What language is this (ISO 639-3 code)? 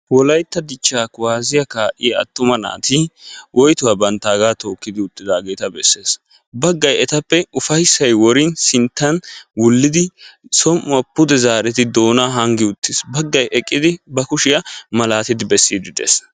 wal